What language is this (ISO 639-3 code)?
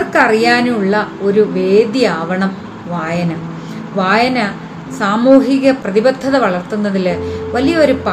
mal